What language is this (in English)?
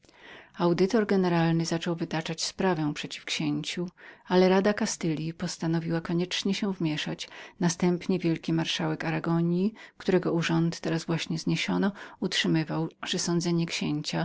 Polish